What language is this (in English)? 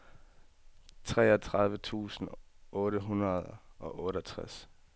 Danish